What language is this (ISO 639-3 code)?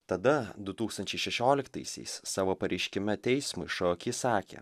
lit